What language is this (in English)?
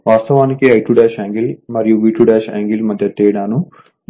Telugu